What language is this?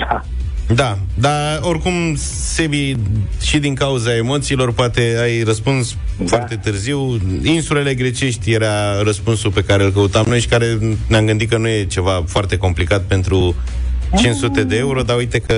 Romanian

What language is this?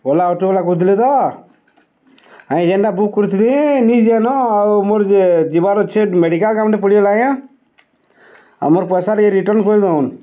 Odia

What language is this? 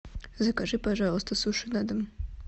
Russian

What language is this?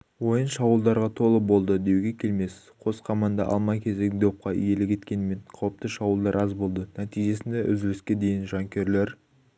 Kazakh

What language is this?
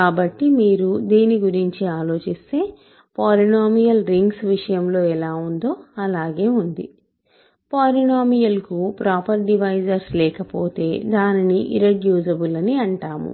Telugu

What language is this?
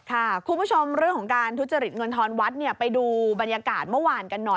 Thai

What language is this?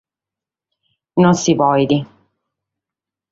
Sardinian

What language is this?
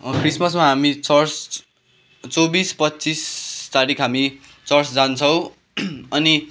Nepali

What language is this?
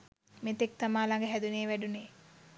Sinhala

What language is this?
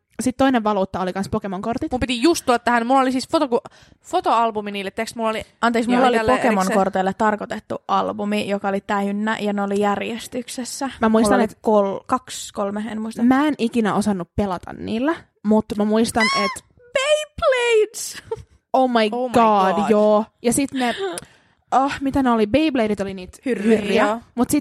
Finnish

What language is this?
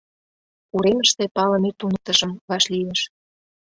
Mari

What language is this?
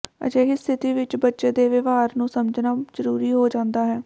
Punjabi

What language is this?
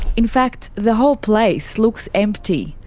English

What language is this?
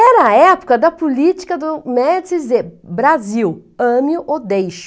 Portuguese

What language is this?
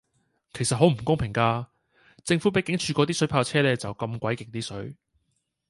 Cantonese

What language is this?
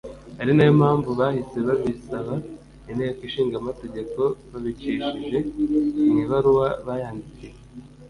Kinyarwanda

